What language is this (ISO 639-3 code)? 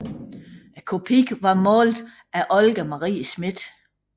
dan